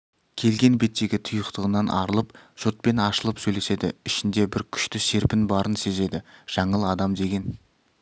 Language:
Kazakh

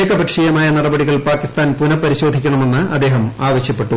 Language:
Malayalam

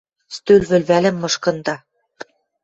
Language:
Western Mari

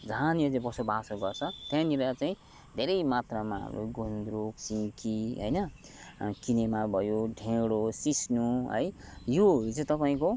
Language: Nepali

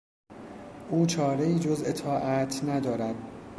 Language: Persian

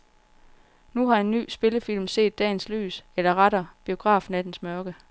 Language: Danish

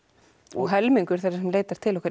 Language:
Icelandic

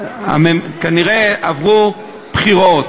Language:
Hebrew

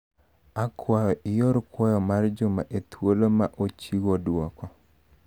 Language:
Luo (Kenya and Tanzania)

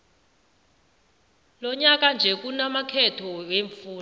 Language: South Ndebele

